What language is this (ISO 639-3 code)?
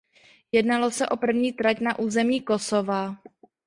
ces